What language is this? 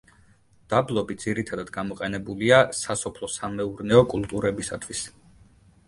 Georgian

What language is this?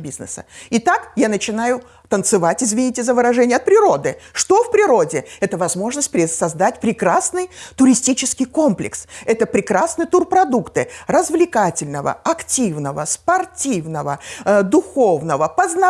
Russian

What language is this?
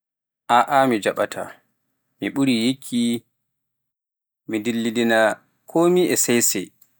Pular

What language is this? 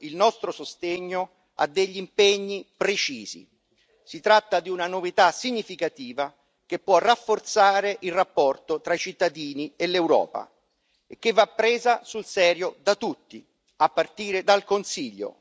Italian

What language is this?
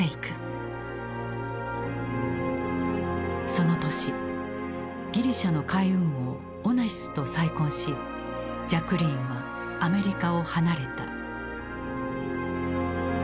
Japanese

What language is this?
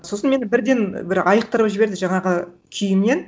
Kazakh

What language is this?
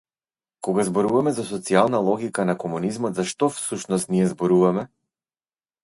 Macedonian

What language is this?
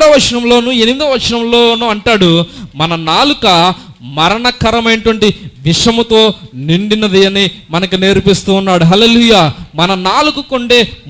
Indonesian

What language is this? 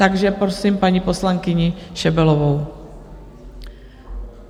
Czech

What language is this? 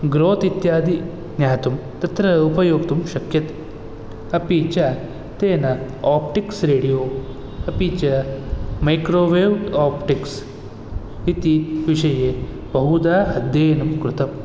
Sanskrit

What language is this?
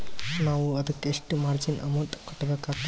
Kannada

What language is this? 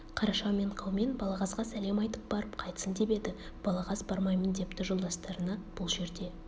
Kazakh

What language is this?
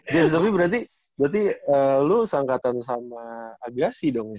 Indonesian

